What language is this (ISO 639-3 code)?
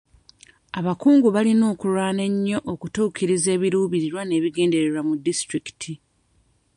lug